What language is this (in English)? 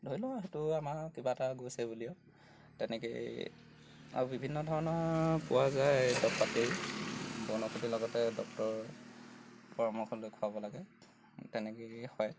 Assamese